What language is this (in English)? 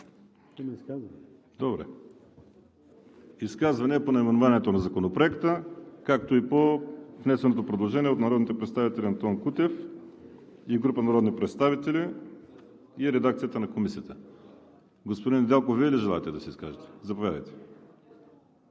Bulgarian